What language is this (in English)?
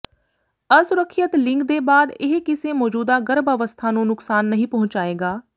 Punjabi